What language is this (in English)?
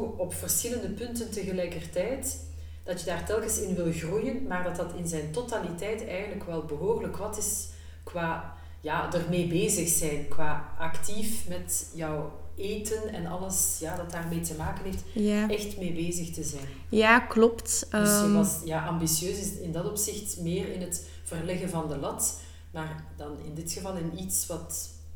Dutch